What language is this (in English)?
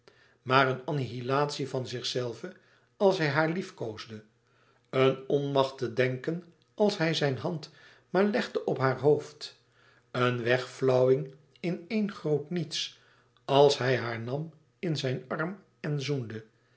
Dutch